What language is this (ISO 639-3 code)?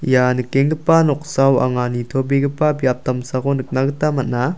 grt